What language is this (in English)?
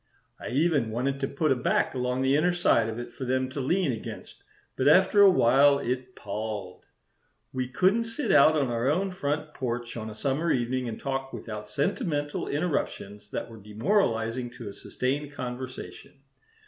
English